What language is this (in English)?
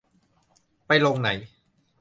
Thai